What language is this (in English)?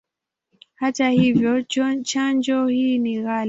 Swahili